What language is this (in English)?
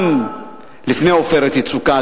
Hebrew